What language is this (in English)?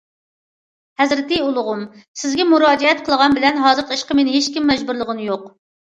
Uyghur